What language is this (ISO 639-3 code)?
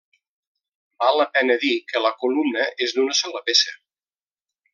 cat